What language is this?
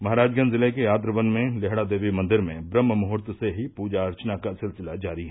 Hindi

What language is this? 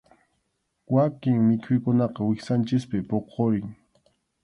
Arequipa-La Unión Quechua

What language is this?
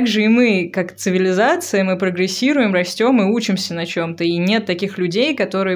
Russian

